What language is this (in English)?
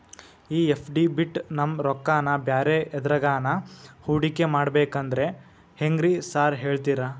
Kannada